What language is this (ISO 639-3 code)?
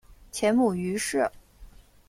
zho